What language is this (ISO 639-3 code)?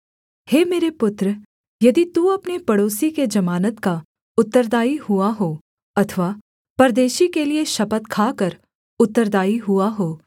hin